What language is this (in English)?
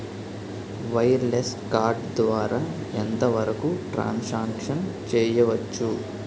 Telugu